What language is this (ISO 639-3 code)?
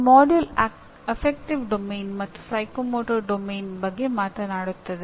kan